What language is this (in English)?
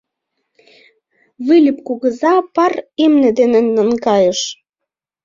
Mari